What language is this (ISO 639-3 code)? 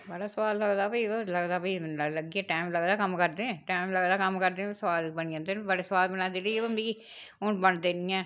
doi